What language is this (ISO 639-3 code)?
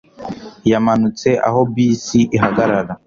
kin